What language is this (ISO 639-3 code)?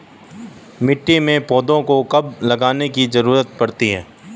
hin